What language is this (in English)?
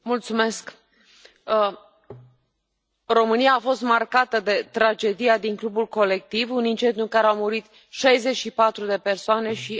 Romanian